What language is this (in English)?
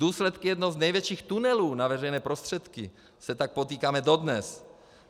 Czech